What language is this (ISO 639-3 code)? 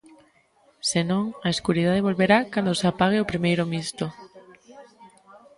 glg